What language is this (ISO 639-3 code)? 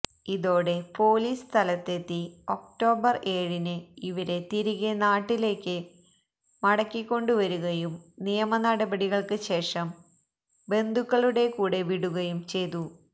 mal